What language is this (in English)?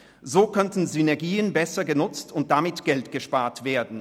Swiss German